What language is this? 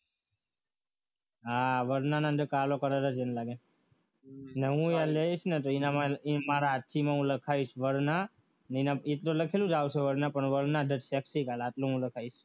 Gujarati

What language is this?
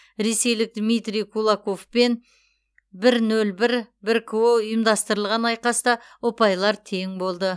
Kazakh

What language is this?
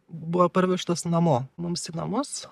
Lithuanian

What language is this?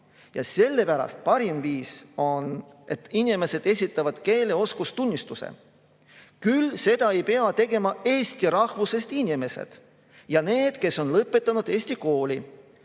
Estonian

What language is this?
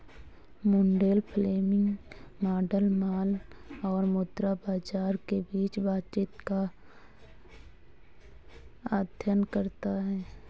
Hindi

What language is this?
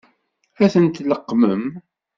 Kabyle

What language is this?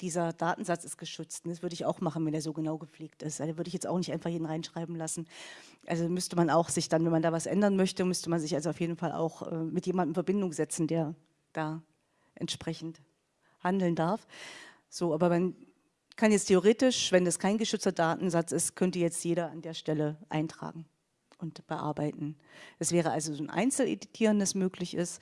German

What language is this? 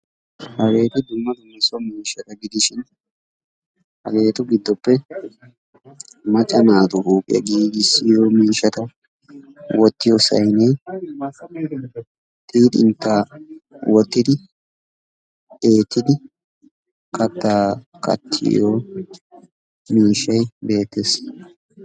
Wolaytta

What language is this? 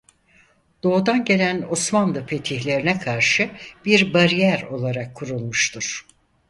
Turkish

